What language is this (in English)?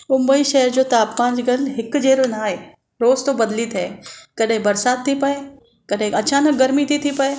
Sindhi